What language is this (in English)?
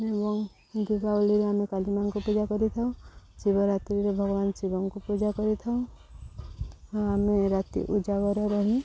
Odia